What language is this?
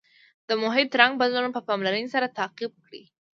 Pashto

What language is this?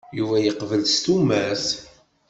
Kabyle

